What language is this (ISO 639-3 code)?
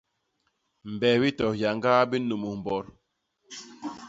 bas